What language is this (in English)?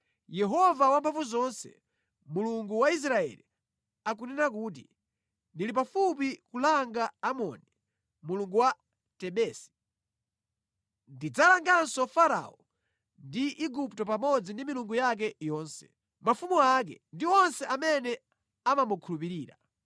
Nyanja